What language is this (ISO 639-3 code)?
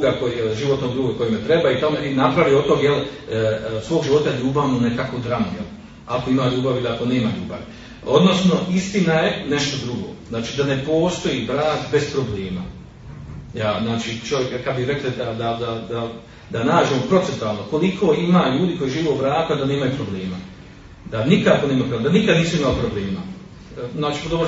hrv